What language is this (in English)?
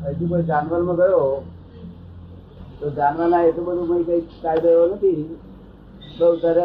Gujarati